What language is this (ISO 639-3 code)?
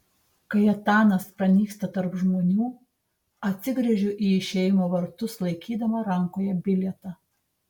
lit